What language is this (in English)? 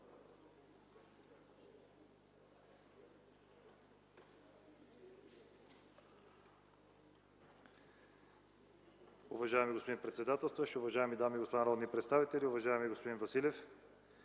Bulgarian